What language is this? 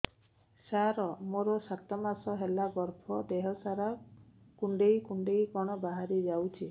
Odia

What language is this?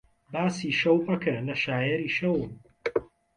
Central Kurdish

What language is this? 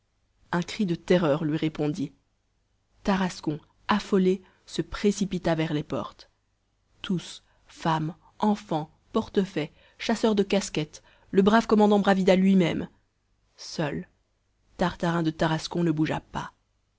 French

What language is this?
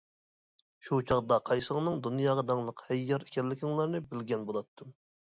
Uyghur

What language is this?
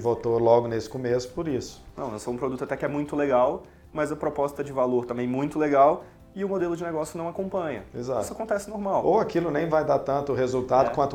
Portuguese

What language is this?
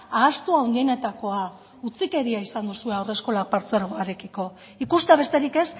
Basque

